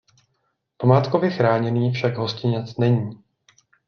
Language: Czech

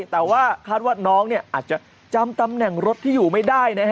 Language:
Thai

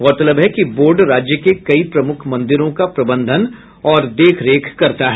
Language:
Hindi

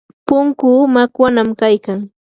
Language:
Yanahuanca Pasco Quechua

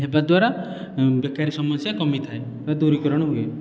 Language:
Odia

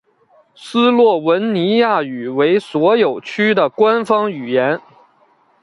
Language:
Chinese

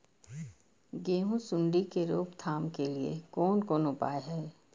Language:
Maithili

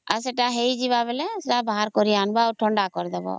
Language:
Odia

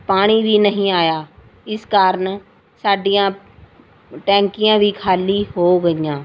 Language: Punjabi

